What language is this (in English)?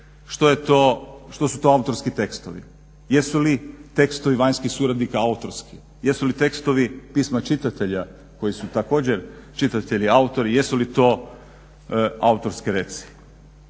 Croatian